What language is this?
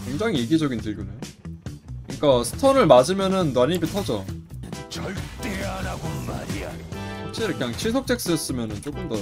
Korean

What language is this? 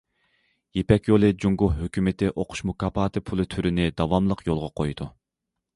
Uyghur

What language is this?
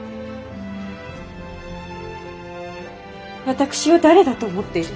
Japanese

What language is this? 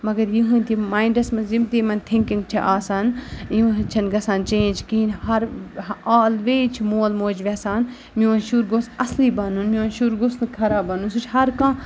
Kashmiri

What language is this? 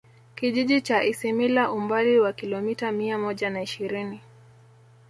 Swahili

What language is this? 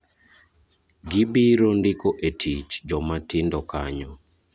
Luo (Kenya and Tanzania)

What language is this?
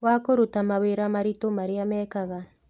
Kikuyu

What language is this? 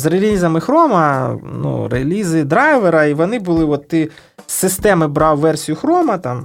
Ukrainian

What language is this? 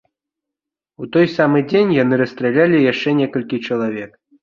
Belarusian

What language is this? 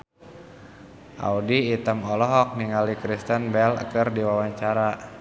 Sundanese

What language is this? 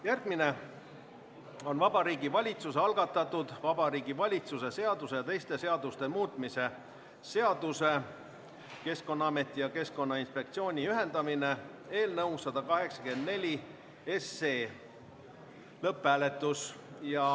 Estonian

